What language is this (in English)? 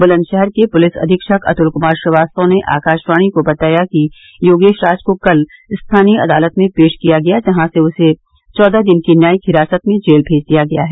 Hindi